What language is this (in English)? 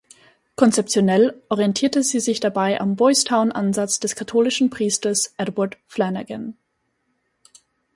German